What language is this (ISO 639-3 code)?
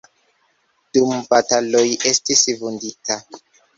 epo